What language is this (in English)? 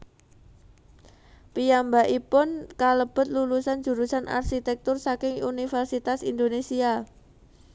Javanese